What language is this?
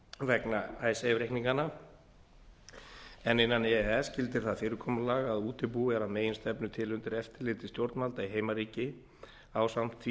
Icelandic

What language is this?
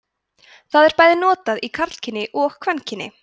Icelandic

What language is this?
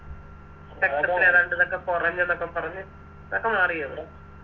Malayalam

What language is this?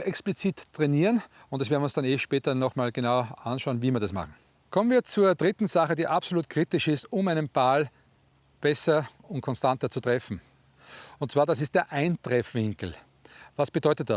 German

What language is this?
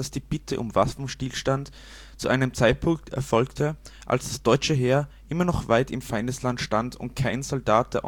German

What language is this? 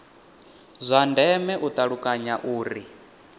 Venda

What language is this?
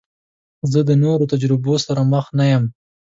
Pashto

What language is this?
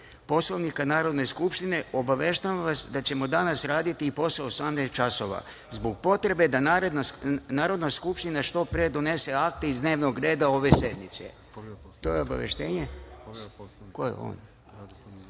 Serbian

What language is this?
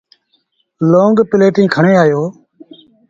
Sindhi Bhil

